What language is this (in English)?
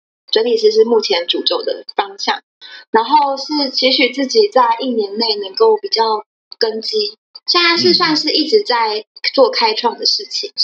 Chinese